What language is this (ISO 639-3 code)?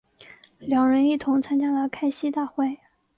zho